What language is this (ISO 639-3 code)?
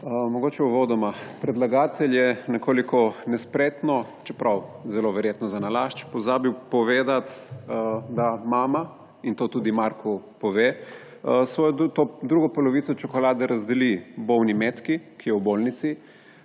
slv